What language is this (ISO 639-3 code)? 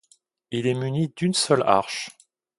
fra